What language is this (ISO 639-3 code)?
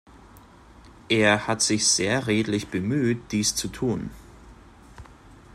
deu